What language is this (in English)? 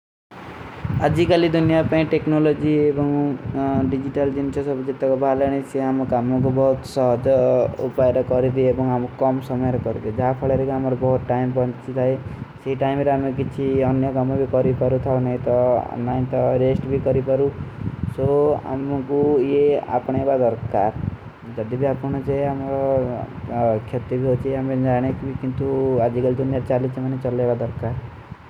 Kui (India)